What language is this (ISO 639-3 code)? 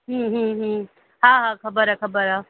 snd